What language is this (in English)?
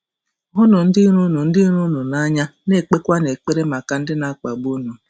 Igbo